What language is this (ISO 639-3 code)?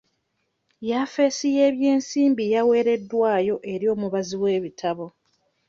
lug